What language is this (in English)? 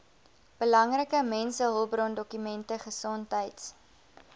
Afrikaans